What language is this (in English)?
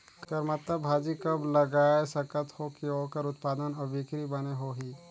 Chhattisgarhi